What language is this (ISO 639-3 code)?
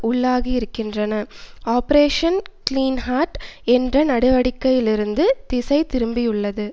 tam